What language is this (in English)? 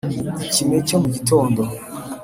Kinyarwanda